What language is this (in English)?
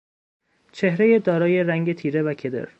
Persian